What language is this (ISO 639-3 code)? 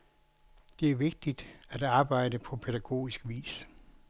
dan